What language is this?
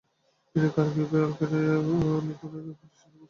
Bangla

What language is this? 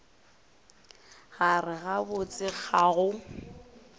Northern Sotho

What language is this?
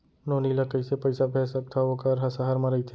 Chhattisgarhi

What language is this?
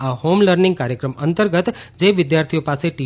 Gujarati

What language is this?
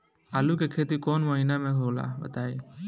Bhojpuri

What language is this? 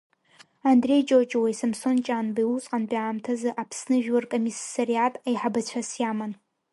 Abkhazian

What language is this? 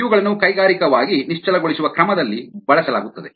Kannada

